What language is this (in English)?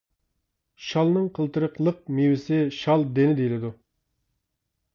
Uyghur